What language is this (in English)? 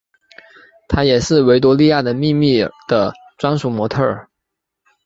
Chinese